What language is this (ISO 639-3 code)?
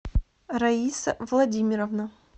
rus